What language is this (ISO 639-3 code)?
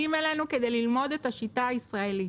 heb